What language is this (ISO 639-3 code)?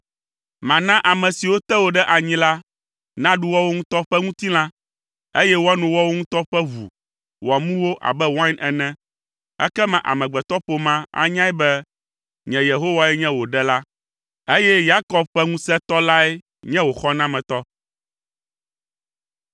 ewe